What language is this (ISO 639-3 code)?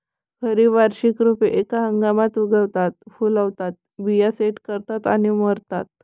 mar